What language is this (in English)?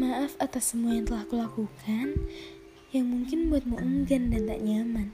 Indonesian